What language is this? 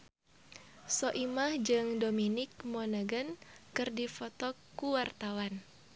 Sundanese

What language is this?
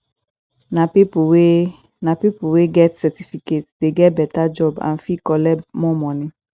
Nigerian Pidgin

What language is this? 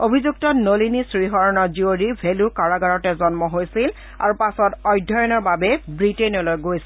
Assamese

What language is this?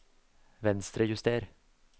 Norwegian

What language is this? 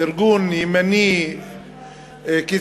Hebrew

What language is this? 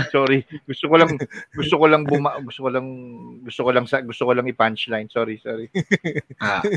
Filipino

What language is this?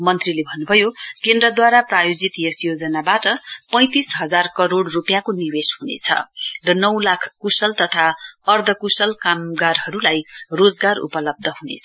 Nepali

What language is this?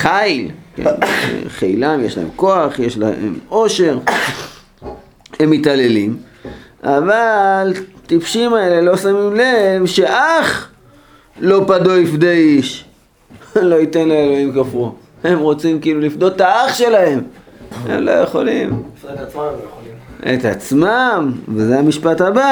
Hebrew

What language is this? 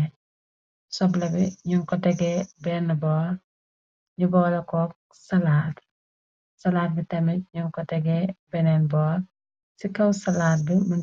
Wolof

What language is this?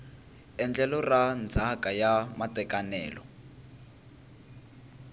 Tsonga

